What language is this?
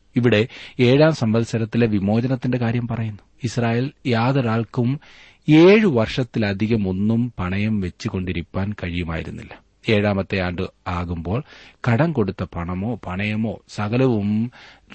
Malayalam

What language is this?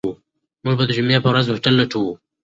Pashto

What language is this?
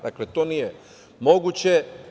Serbian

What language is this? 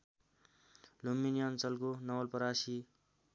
Nepali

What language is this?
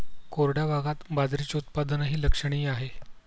Marathi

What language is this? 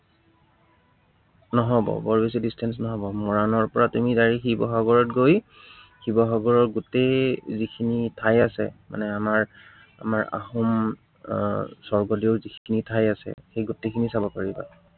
Assamese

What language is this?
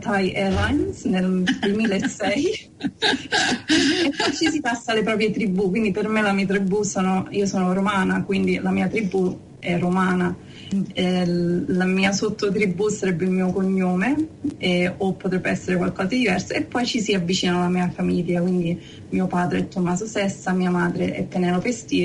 Italian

